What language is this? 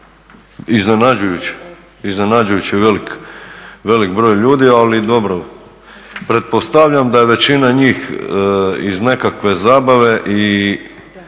Croatian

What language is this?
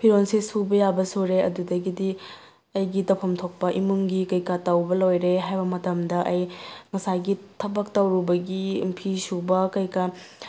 Manipuri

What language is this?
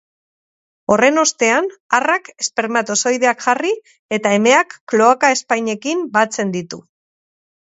Basque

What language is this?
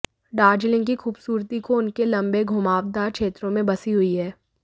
Hindi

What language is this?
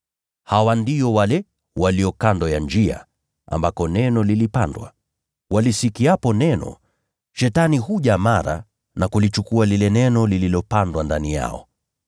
Swahili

